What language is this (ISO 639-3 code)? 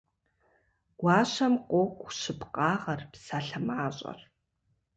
kbd